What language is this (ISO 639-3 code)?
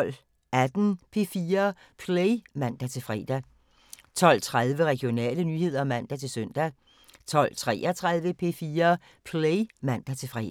dan